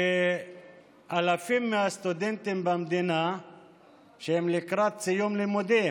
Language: Hebrew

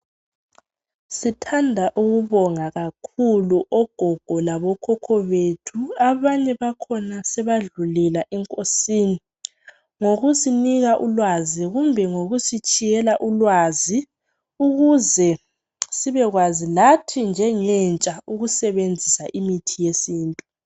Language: North Ndebele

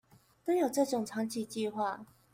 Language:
Chinese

